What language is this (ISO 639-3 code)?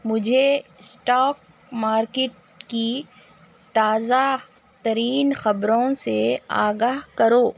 urd